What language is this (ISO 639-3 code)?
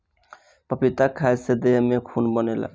bho